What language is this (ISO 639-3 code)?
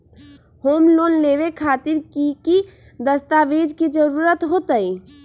mag